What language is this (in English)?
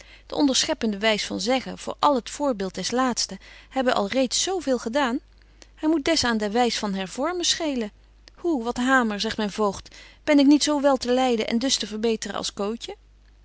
Dutch